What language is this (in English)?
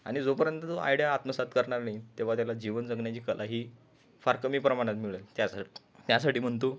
Marathi